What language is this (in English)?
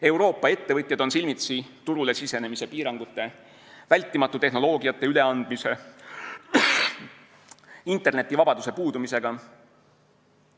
Estonian